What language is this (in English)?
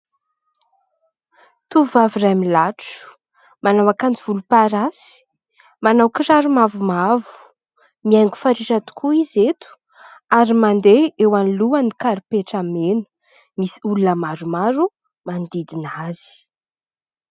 Malagasy